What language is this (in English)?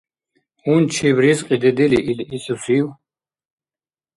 Dargwa